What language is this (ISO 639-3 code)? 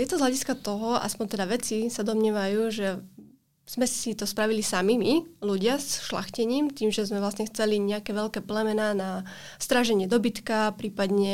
slk